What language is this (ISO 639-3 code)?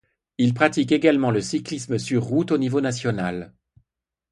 fra